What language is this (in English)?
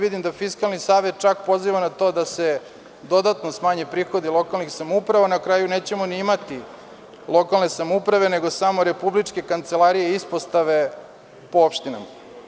Serbian